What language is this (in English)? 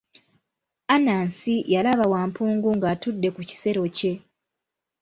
Ganda